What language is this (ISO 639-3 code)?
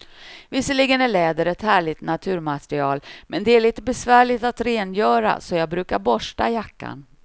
swe